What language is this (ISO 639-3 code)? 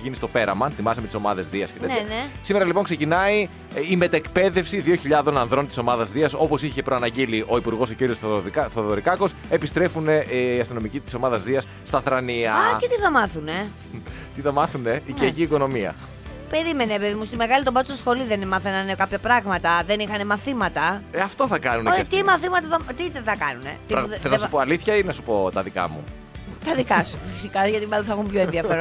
ell